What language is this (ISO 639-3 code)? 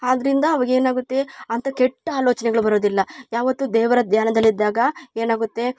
kan